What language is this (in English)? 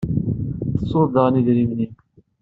Kabyle